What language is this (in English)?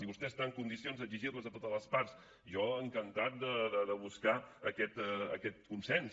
Catalan